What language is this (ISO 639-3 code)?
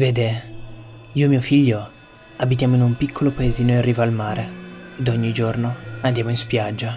ita